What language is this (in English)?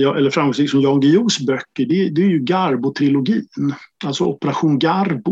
Swedish